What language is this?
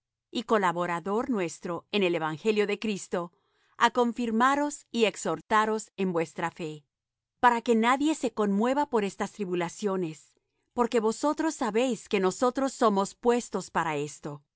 Spanish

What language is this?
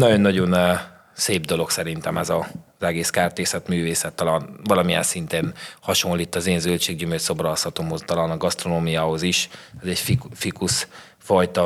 Hungarian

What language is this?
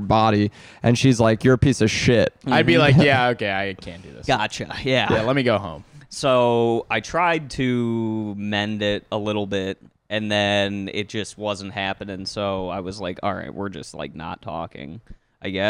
English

